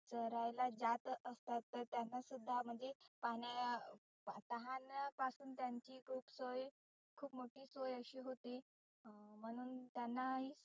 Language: Marathi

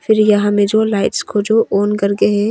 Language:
Hindi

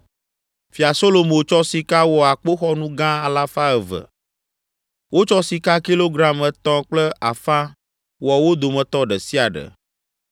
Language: Ewe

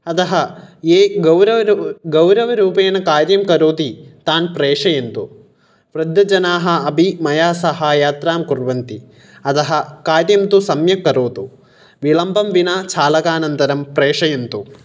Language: Sanskrit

